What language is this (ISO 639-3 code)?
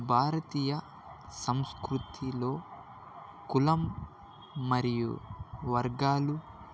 tel